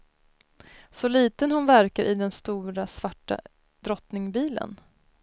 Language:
Swedish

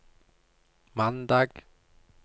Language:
Norwegian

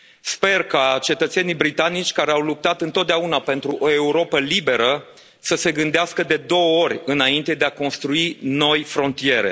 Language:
Romanian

